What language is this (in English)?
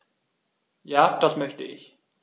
German